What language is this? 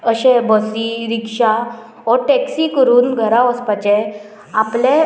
Konkani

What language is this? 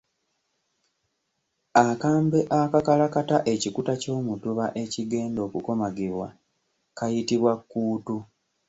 Ganda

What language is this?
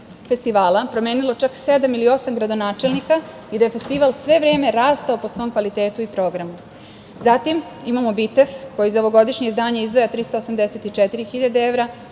Serbian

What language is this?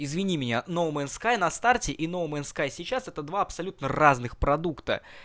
Russian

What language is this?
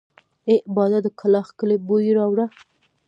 Pashto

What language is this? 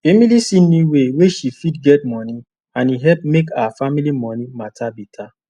Nigerian Pidgin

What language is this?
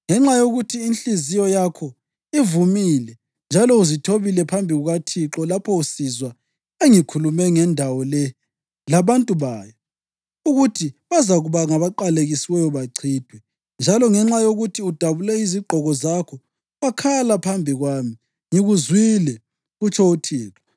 North Ndebele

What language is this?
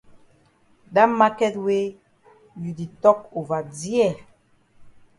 Cameroon Pidgin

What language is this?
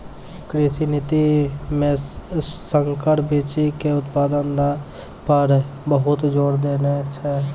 Maithili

